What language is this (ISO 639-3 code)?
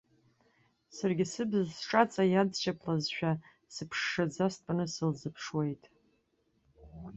abk